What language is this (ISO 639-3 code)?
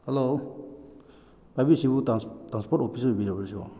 mni